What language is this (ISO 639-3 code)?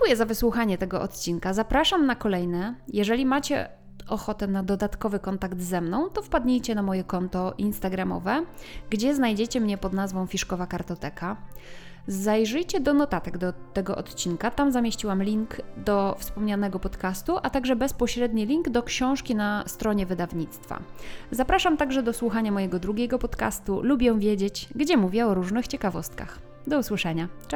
pol